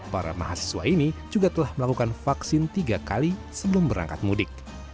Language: Indonesian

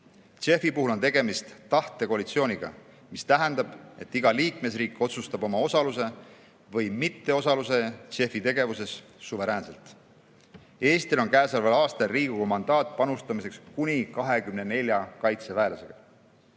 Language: Estonian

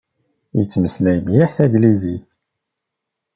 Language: Kabyle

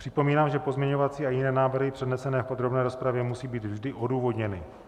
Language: Czech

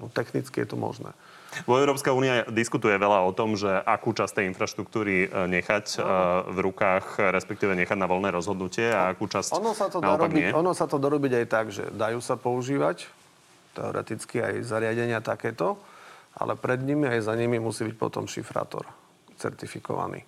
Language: Slovak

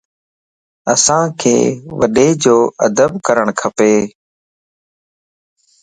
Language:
Lasi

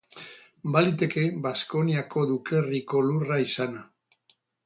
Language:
Basque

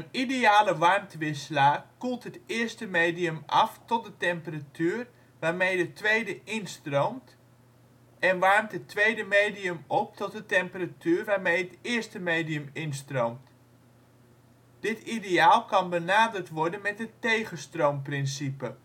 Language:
Dutch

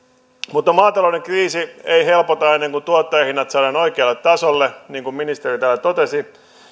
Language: Finnish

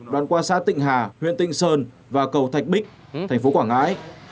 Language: Vietnamese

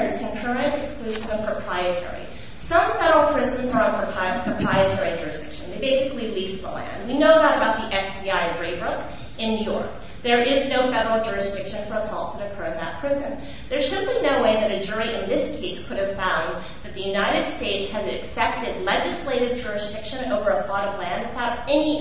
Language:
English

